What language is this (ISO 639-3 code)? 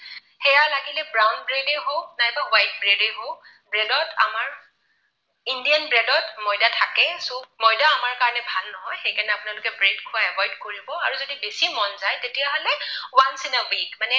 asm